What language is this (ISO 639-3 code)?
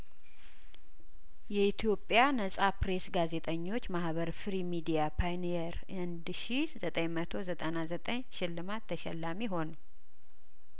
amh